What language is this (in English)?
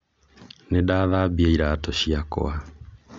Kikuyu